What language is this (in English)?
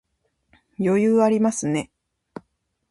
Japanese